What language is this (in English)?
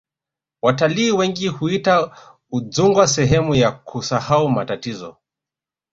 Swahili